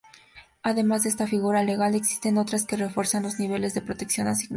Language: Spanish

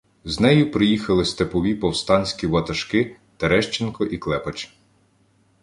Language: Ukrainian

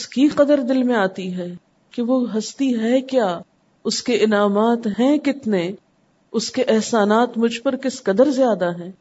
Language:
Urdu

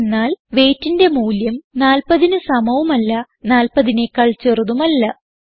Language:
Malayalam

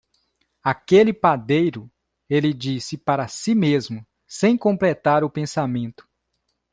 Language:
Portuguese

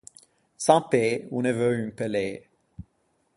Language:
Ligurian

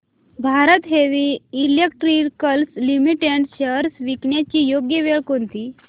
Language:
Marathi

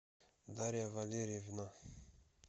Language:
Russian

